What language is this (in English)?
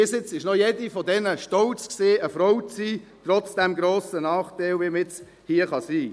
Swiss German